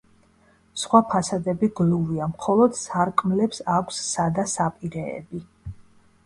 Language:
Georgian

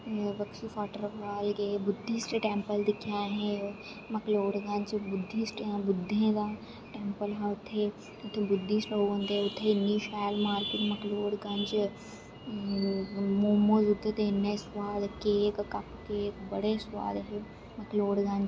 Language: Dogri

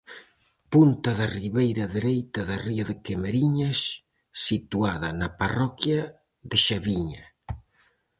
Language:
Galician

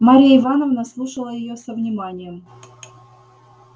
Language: Russian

